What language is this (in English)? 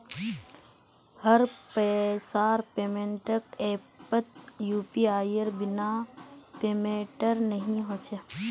Magahi